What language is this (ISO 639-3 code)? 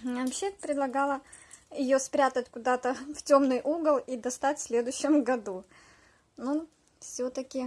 rus